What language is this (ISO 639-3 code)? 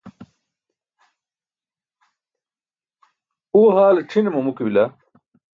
bsk